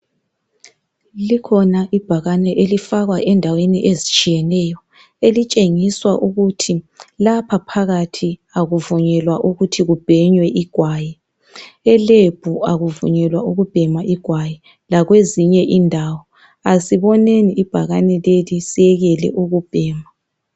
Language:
North Ndebele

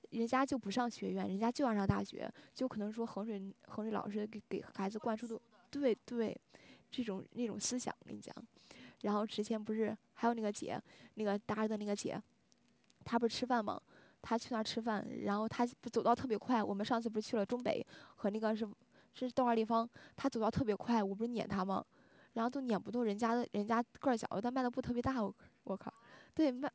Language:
Chinese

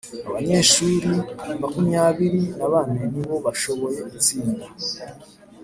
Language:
Kinyarwanda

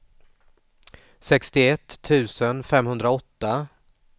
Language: Swedish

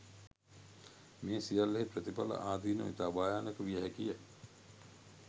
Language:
Sinhala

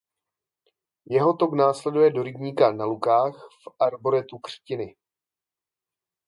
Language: Czech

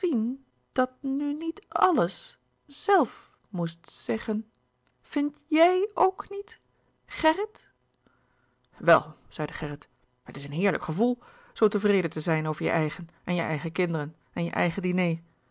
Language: Dutch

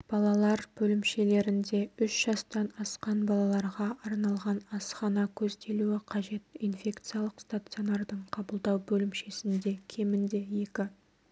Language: Kazakh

